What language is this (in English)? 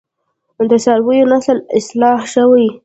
Pashto